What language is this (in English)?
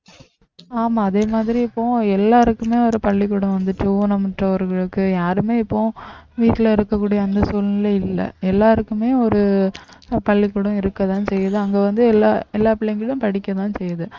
Tamil